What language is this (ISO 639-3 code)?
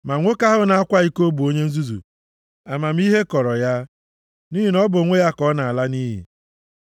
ibo